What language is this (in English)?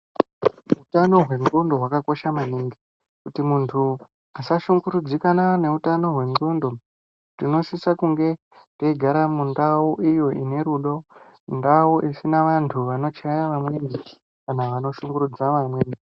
Ndau